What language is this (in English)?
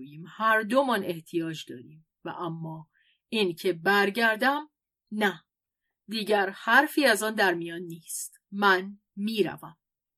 Persian